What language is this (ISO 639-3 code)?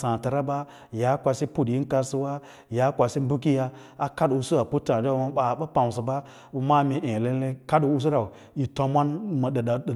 lla